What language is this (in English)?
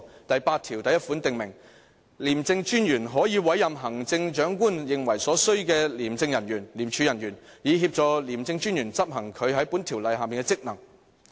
Cantonese